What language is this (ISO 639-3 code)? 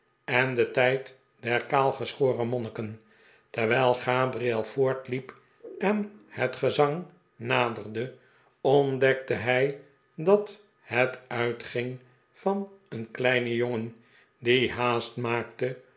nld